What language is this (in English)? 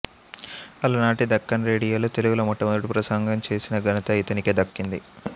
Telugu